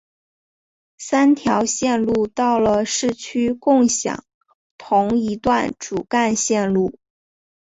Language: Chinese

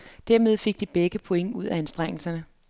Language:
Danish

